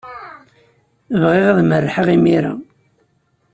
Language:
Kabyle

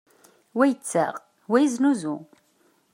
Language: Kabyle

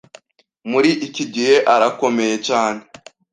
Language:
Kinyarwanda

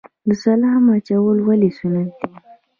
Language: Pashto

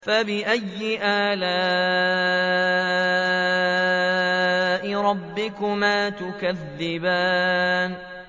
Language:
Arabic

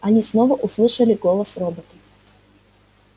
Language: Russian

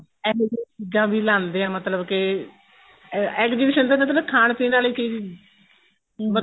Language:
Punjabi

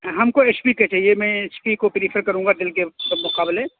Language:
Urdu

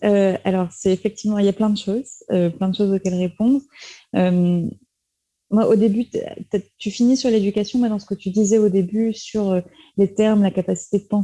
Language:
French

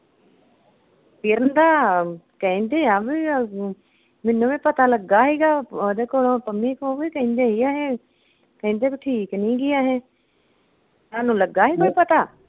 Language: Punjabi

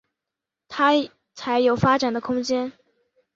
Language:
Chinese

